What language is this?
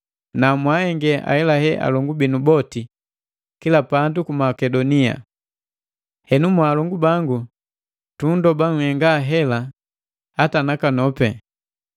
Matengo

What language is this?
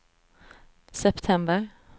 Swedish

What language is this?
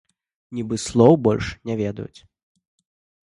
Belarusian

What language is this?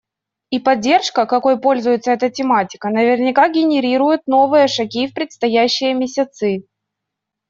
Russian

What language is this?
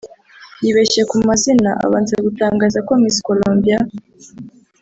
Kinyarwanda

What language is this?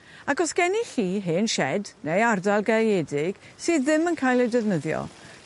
Welsh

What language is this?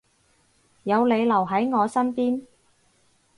Cantonese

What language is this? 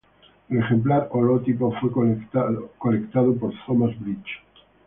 Spanish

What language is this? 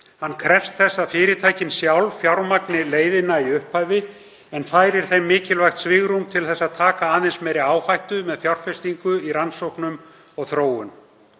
Icelandic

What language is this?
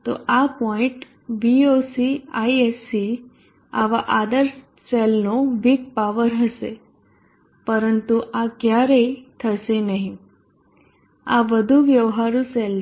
Gujarati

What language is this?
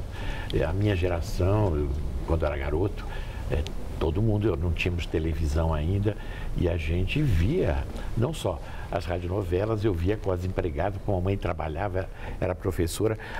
Portuguese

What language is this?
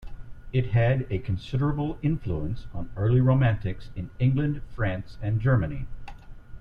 English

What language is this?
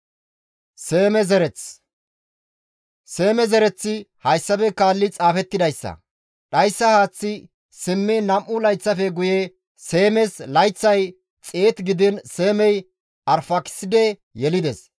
Gamo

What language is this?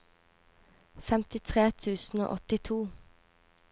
Norwegian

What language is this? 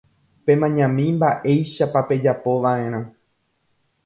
Guarani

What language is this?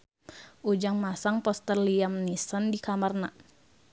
Sundanese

